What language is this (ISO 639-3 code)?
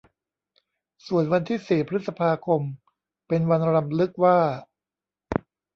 tha